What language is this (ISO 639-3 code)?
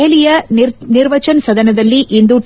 kan